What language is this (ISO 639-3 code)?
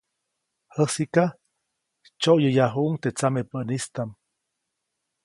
zoc